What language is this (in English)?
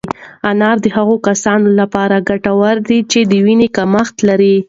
Pashto